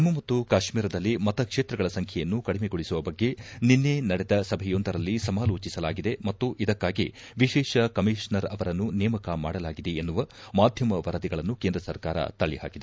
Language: Kannada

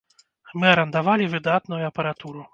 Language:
Belarusian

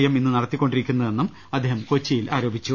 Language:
Malayalam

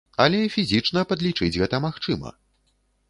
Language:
Belarusian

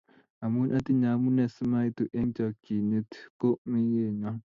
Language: Kalenjin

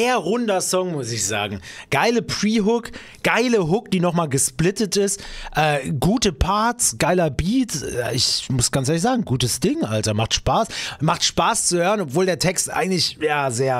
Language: German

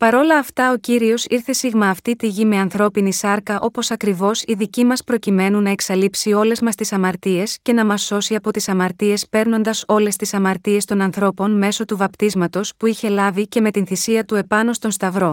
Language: Greek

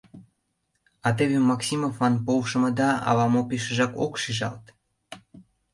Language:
Mari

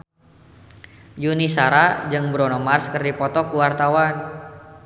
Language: Sundanese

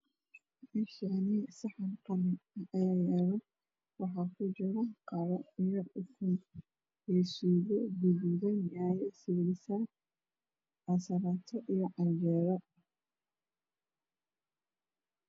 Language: Somali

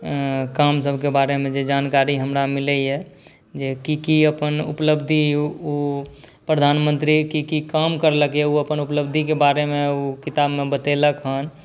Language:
Maithili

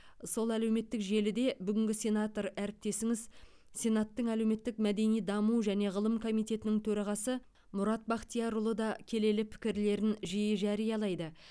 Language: Kazakh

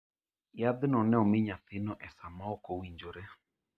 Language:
Luo (Kenya and Tanzania)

